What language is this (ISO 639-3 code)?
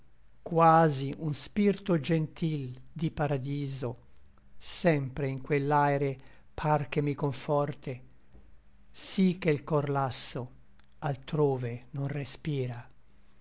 ita